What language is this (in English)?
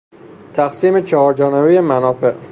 Persian